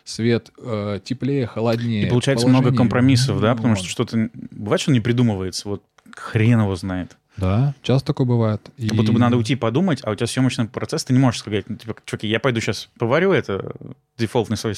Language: Russian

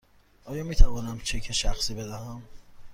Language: Persian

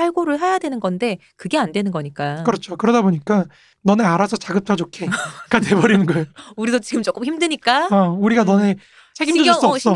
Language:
Korean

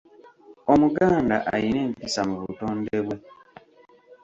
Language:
Ganda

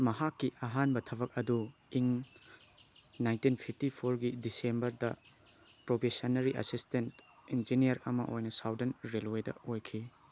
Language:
Manipuri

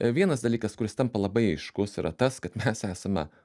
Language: Lithuanian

